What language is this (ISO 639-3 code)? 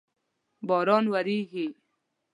pus